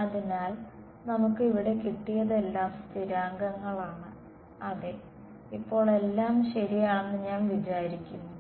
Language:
Malayalam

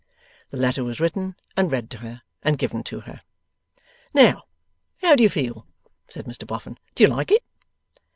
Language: English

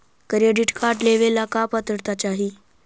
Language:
Magahi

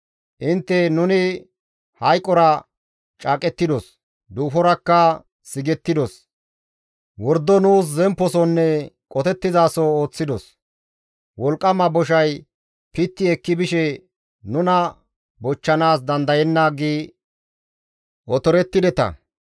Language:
Gamo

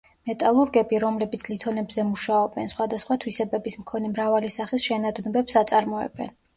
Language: Georgian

